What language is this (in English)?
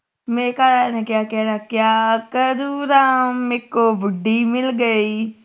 Punjabi